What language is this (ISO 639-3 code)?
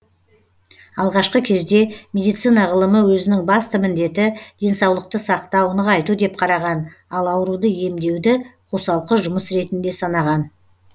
kaz